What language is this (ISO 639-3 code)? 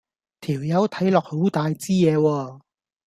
yue